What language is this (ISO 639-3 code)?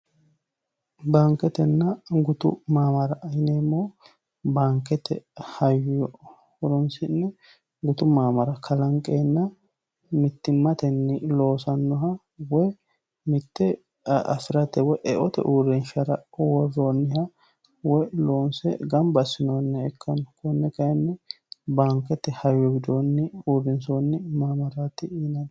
sid